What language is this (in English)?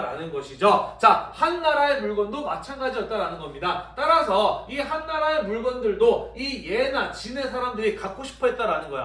Korean